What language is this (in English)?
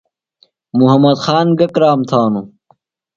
Phalura